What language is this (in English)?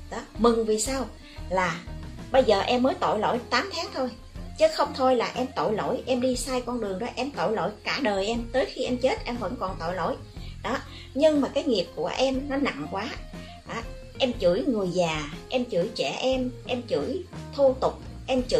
Vietnamese